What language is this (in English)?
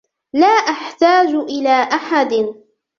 Arabic